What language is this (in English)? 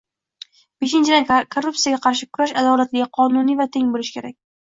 Uzbek